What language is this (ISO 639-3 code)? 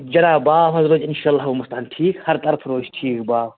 kas